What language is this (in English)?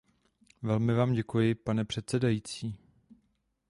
Czech